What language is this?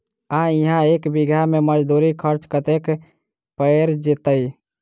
Maithili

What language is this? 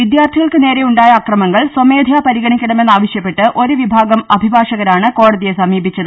Malayalam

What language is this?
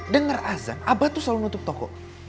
Indonesian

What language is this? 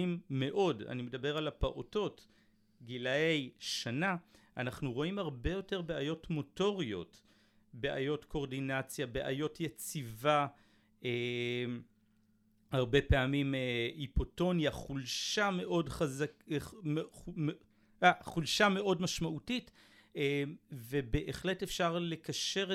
Hebrew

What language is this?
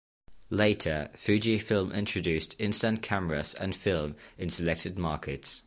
English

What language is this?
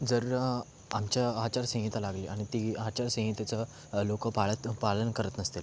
Marathi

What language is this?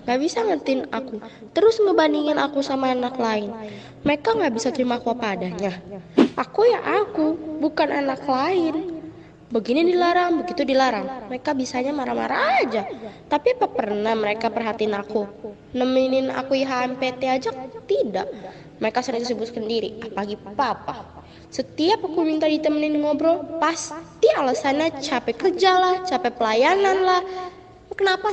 Indonesian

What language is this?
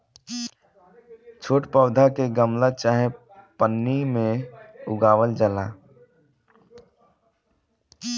Bhojpuri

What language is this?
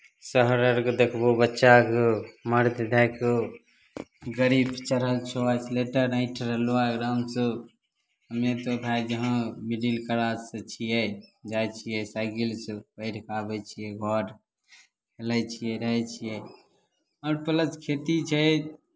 Maithili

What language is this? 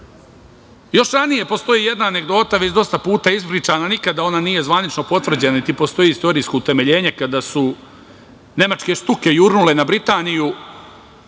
Serbian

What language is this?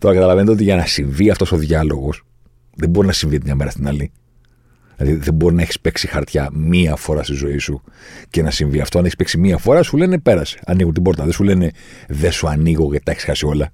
Greek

